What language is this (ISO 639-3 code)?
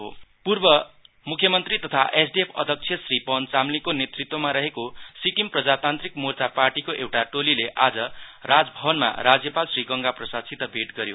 nep